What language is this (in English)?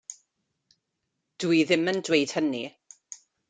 Welsh